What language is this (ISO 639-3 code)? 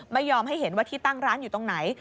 tha